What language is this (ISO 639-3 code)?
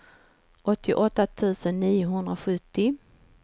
swe